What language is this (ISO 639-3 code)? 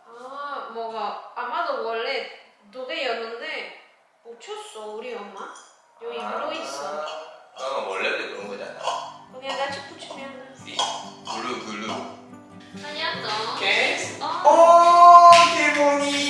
spa